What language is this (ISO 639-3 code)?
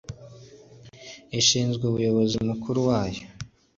kin